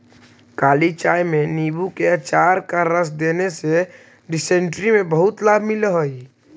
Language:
Magahi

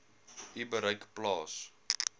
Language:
Afrikaans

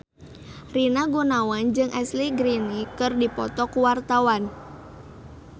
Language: Sundanese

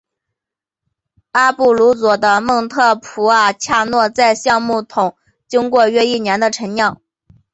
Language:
Chinese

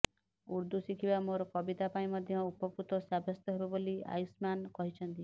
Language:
Odia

